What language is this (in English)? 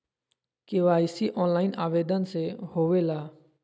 Magahi